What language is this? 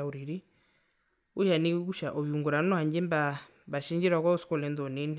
Herero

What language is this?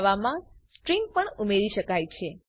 Gujarati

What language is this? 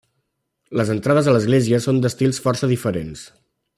Catalan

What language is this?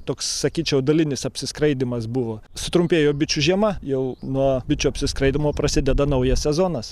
Lithuanian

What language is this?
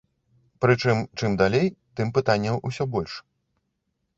Belarusian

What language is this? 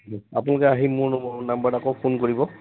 Assamese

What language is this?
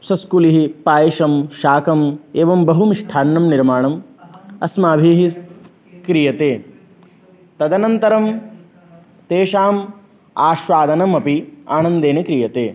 Sanskrit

